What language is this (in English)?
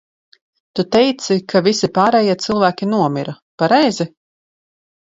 Latvian